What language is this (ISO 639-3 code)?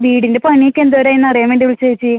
mal